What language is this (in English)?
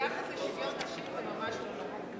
Hebrew